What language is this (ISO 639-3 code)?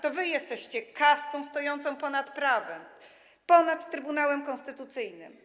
pol